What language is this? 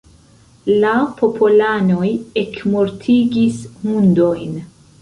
Esperanto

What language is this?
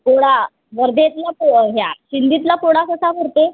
Marathi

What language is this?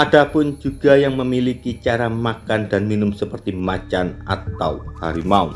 Indonesian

